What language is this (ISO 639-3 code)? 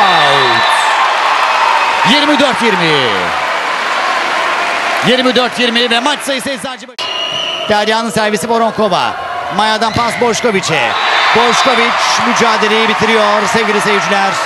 tur